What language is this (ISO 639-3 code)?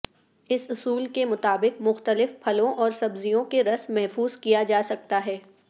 urd